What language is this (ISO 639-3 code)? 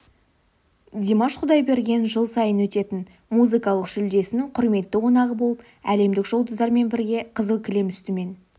kaz